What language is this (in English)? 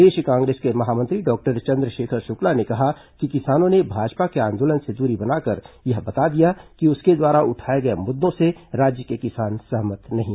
Hindi